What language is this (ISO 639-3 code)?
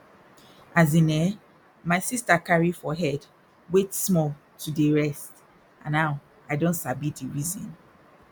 pcm